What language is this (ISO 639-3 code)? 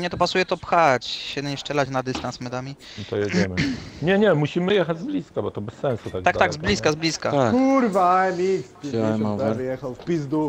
pol